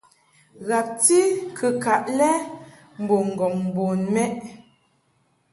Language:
Mungaka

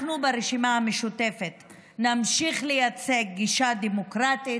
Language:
Hebrew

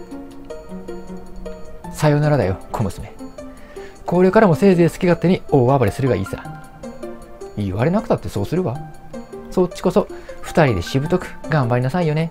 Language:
Japanese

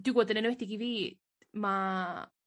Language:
Welsh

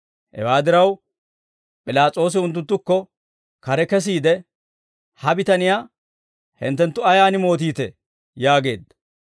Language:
Dawro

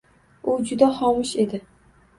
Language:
Uzbek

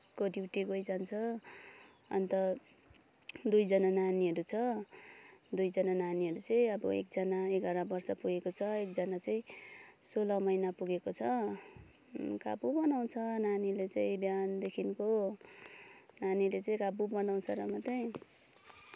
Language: Nepali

